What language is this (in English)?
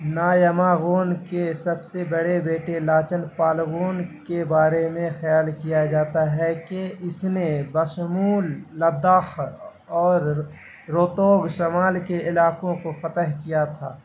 Urdu